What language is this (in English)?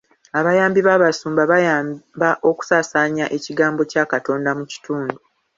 Ganda